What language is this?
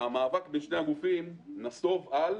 Hebrew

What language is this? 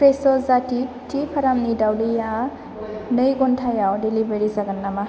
Bodo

